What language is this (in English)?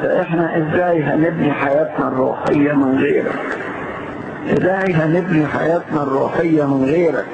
Arabic